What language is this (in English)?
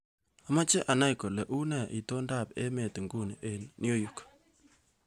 Kalenjin